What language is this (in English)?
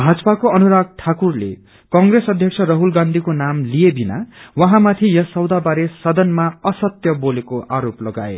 Nepali